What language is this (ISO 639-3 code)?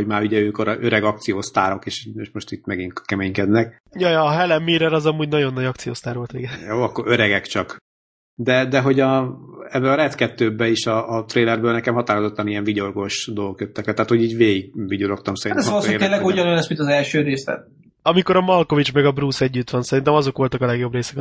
hun